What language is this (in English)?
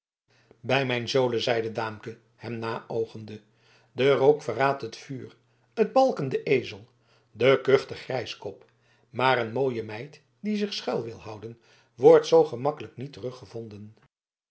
Dutch